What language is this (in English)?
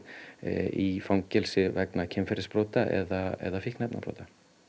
Icelandic